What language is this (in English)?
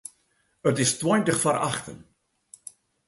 Western Frisian